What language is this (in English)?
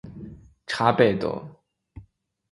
Chinese